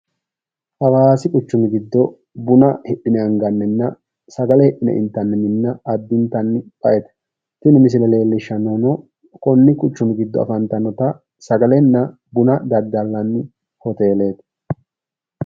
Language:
Sidamo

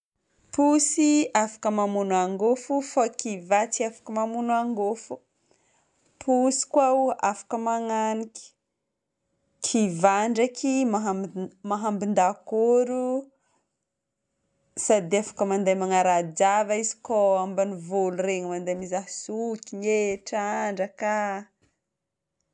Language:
Northern Betsimisaraka Malagasy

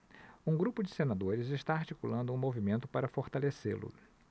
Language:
Portuguese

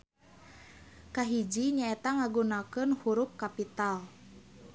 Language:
Sundanese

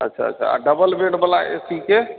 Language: Maithili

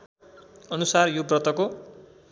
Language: Nepali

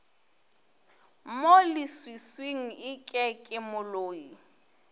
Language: Northern Sotho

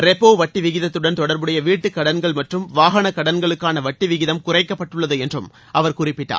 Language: Tamil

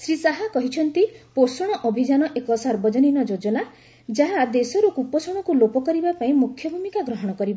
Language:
Odia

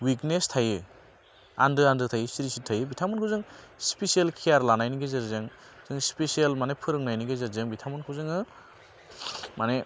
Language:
Bodo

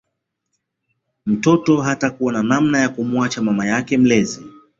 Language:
Swahili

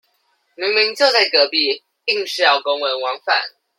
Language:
Chinese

